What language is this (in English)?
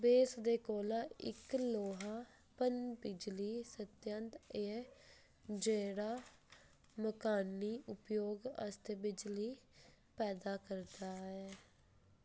Dogri